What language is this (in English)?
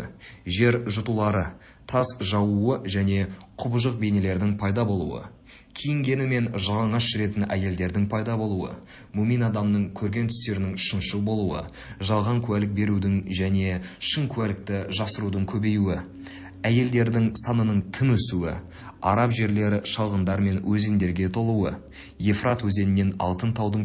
Turkish